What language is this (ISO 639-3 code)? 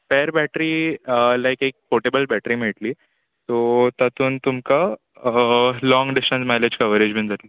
kok